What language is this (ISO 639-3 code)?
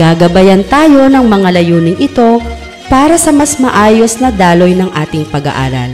fil